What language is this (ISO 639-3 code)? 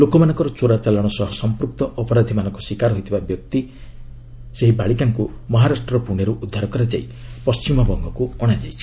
ori